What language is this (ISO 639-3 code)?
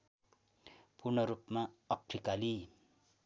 nep